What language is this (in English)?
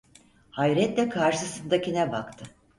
Turkish